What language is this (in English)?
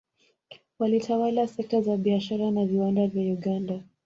Swahili